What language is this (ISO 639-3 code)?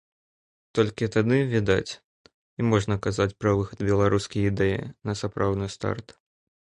bel